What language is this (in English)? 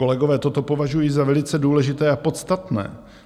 Czech